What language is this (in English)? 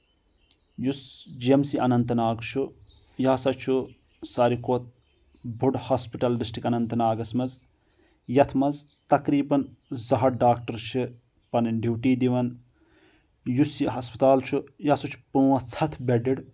Kashmiri